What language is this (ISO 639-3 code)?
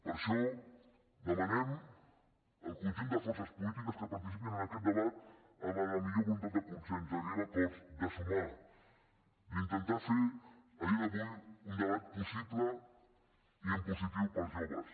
cat